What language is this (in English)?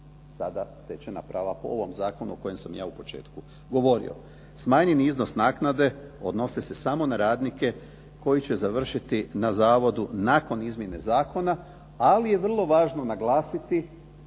Croatian